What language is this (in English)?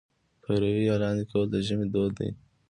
Pashto